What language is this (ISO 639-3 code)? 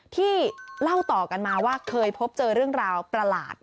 tha